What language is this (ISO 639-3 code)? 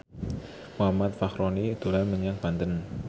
jav